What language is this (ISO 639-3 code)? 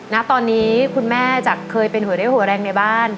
tha